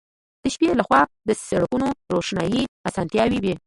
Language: Pashto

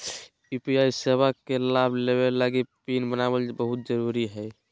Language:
Magahi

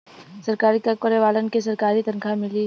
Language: Bhojpuri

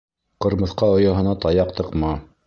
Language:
Bashkir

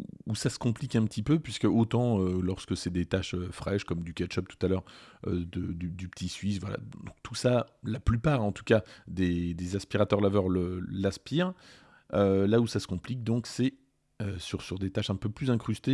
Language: French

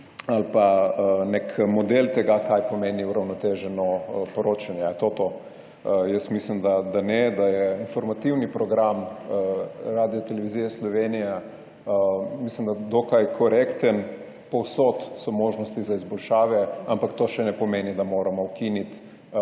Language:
Slovenian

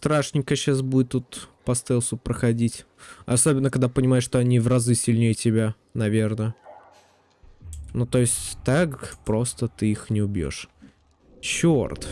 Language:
Russian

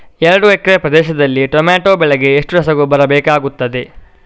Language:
Kannada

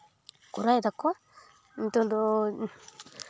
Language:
Santali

